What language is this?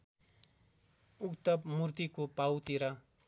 Nepali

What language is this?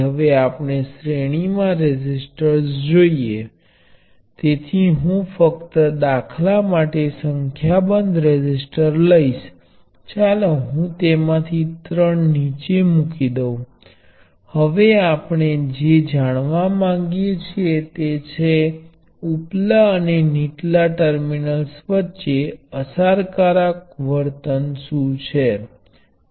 Gujarati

